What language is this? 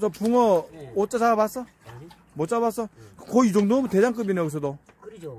Korean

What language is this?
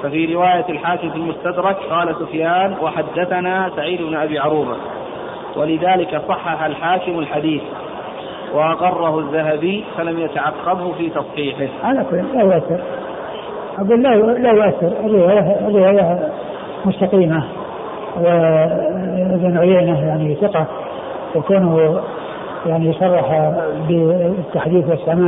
Arabic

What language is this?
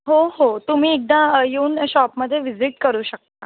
Marathi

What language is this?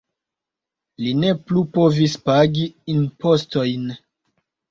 Esperanto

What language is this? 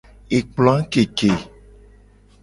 Gen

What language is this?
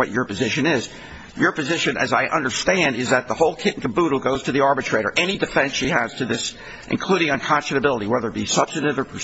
English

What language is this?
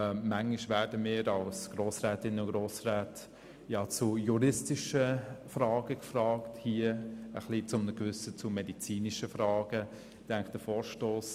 Swiss German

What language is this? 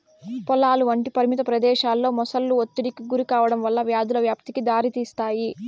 Telugu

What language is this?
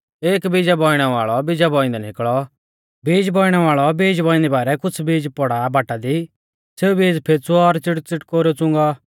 Mahasu Pahari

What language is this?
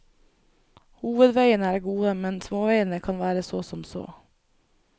Norwegian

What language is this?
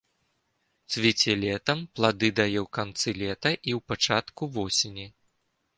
Belarusian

